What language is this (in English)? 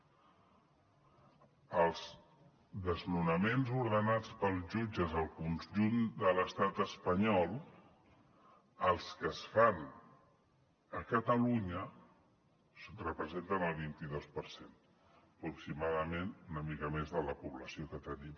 Catalan